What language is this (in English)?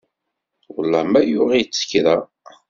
Kabyle